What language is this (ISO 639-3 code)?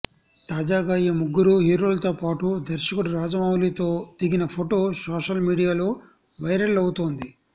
tel